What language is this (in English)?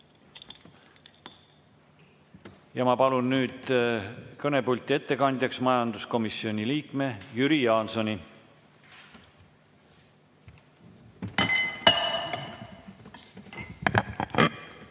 Estonian